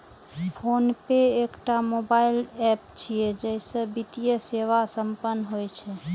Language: Maithili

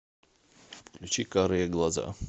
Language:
Russian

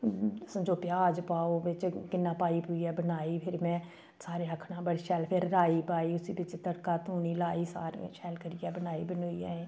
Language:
Dogri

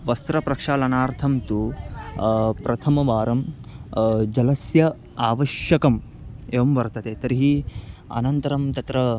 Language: Sanskrit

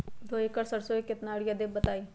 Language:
Magahi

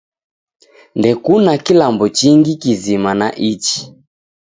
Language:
Taita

